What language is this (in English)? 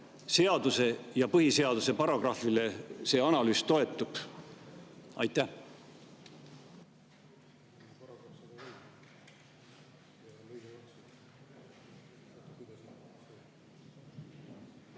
Estonian